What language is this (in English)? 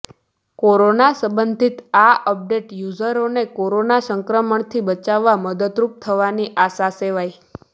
Gujarati